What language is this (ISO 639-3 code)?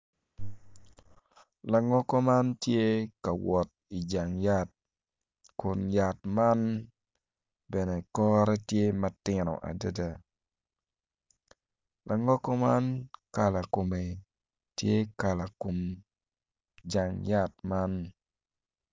ach